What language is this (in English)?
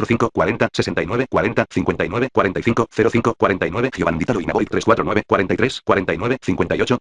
Spanish